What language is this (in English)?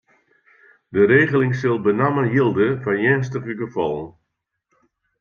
Western Frisian